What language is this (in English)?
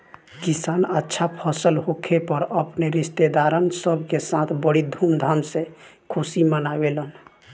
Bhojpuri